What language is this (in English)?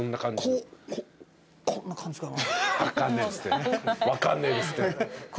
Japanese